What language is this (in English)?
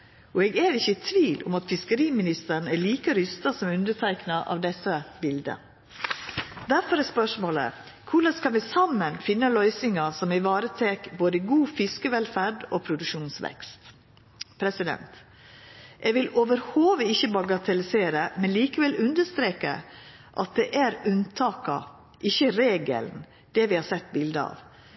Norwegian Nynorsk